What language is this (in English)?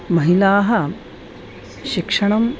Sanskrit